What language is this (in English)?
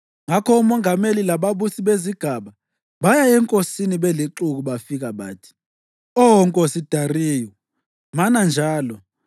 North Ndebele